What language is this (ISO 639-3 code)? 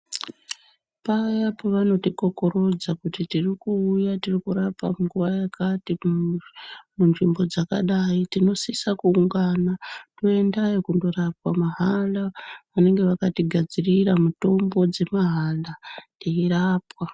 ndc